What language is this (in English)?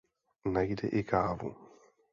Czech